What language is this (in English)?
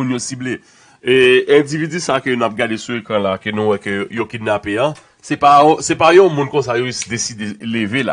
French